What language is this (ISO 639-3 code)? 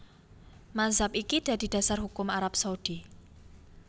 jav